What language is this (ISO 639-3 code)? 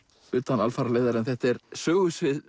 isl